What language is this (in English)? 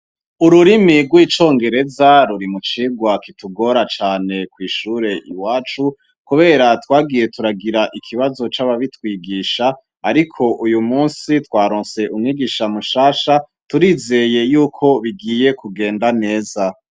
Rundi